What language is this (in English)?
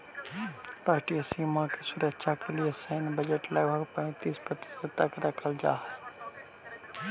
Magahi